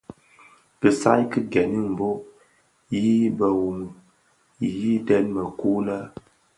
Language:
Bafia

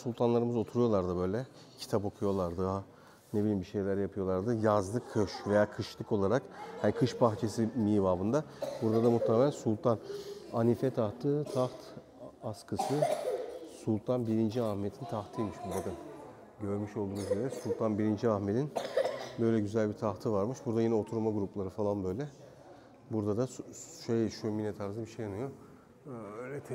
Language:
Turkish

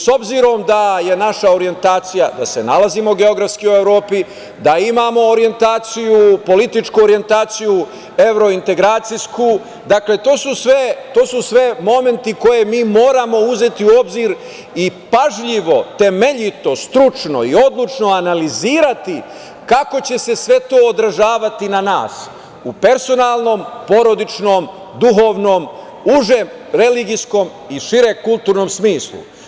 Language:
Serbian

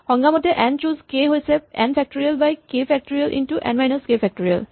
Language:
Assamese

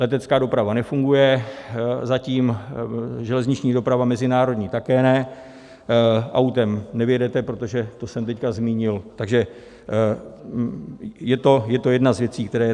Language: Czech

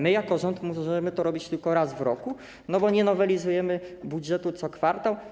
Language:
Polish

